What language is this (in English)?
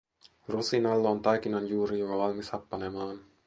Finnish